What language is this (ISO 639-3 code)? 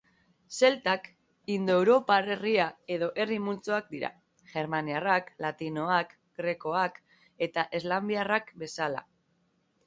eus